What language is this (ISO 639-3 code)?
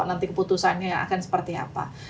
ind